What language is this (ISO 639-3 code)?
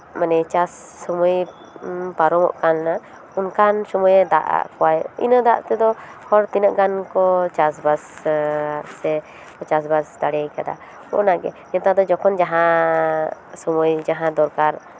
sat